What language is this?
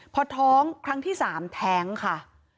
Thai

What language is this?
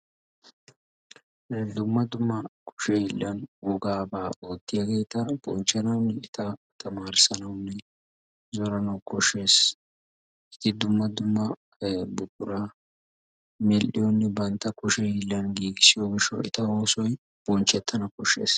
Wolaytta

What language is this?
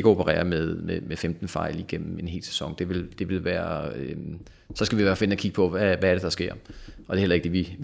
Danish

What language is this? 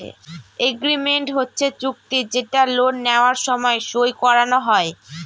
Bangla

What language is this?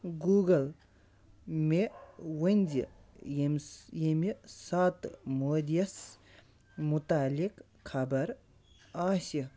Kashmiri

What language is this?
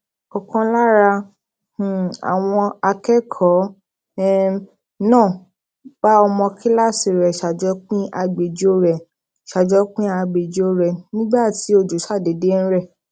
Yoruba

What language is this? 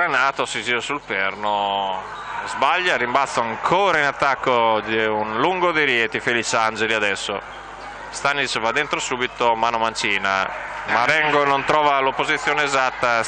Italian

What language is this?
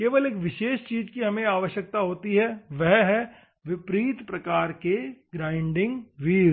Hindi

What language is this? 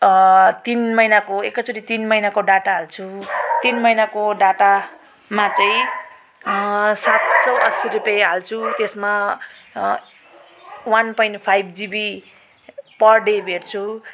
Nepali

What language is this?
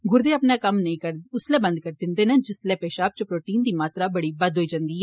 Dogri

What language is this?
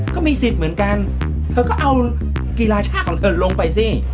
Thai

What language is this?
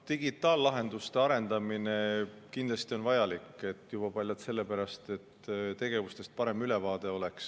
Estonian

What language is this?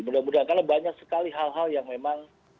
Indonesian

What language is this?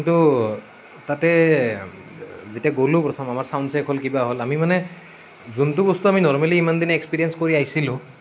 Assamese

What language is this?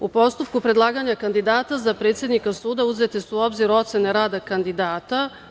Serbian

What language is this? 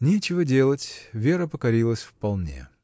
Russian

